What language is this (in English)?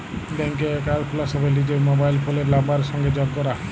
Bangla